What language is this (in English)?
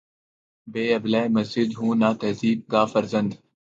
Urdu